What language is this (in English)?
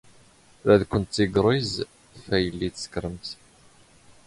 Standard Moroccan Tamazight